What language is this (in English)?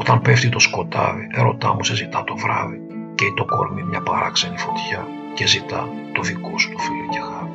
Greek